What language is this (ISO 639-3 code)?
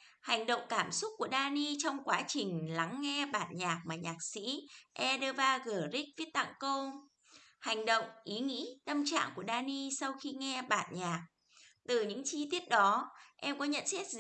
vie